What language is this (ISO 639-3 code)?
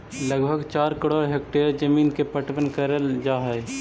mag